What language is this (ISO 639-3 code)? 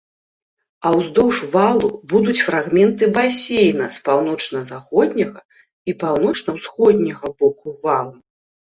bel